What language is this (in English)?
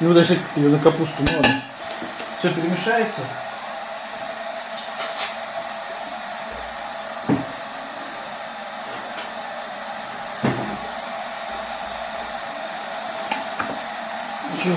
Russian